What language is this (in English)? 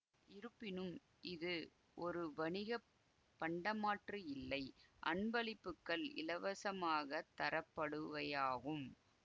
Tamil